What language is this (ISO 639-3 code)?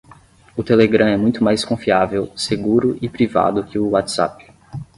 por